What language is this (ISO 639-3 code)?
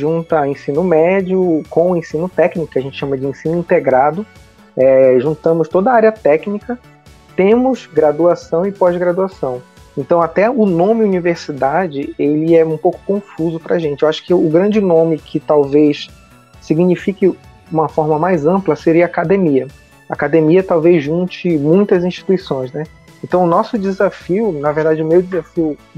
por